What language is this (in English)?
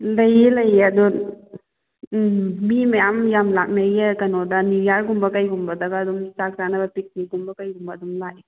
Manipuri